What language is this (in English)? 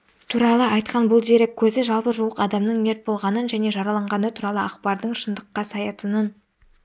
Kazakh